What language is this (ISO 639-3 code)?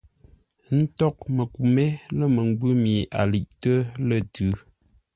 nla